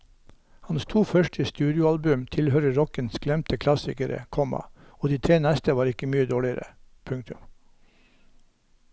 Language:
Norwegian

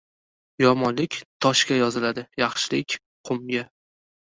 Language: Uzbek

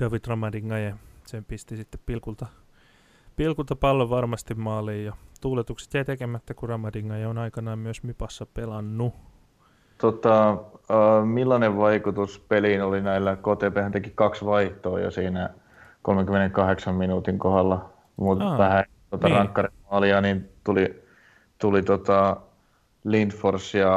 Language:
Finnish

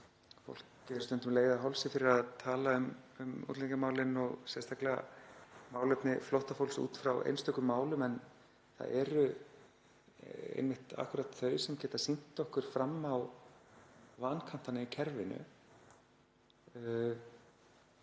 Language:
Icelandic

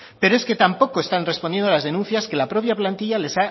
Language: Spanish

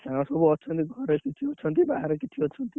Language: Odia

